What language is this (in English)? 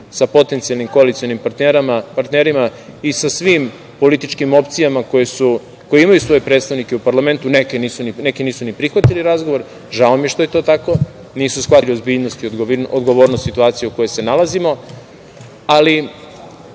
Serbian